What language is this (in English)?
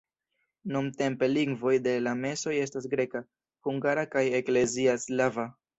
Esperanto